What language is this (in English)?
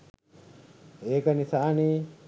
Sinhala